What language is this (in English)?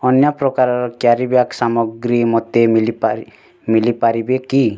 Odia